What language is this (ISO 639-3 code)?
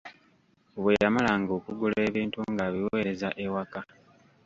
lug